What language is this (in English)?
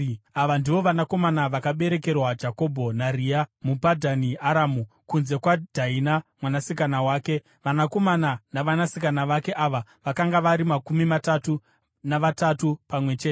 Shona